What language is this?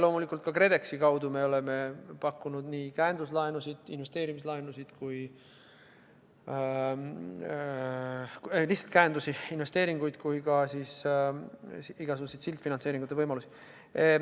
Estonian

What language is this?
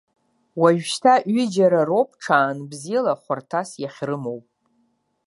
Abkhazian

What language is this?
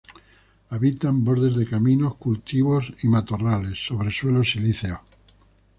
Spanish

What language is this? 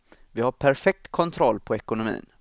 Swedish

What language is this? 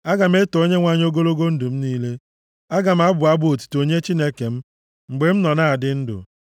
Igbo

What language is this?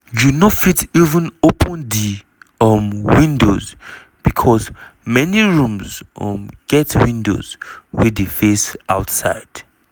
Nigerian Pidgin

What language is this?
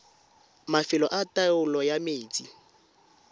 Tswana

